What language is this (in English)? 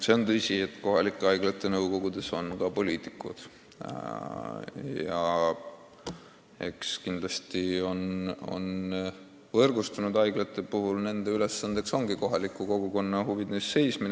Estonian